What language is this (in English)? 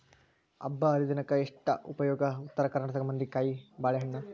Kannada